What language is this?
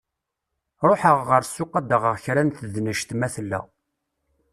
Kabyle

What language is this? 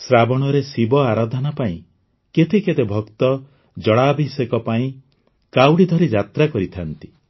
Odia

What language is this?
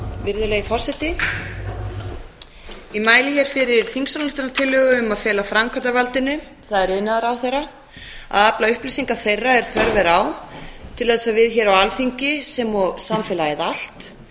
Icelandic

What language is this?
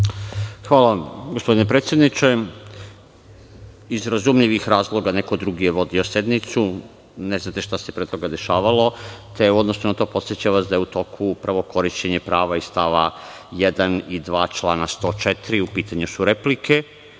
Serbian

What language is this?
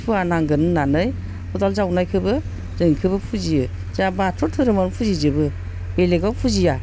Bodo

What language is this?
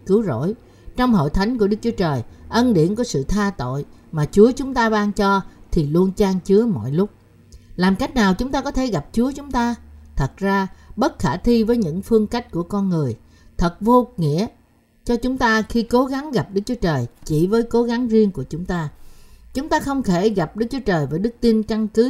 Vietnamese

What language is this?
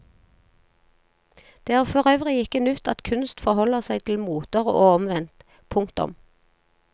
Norwegian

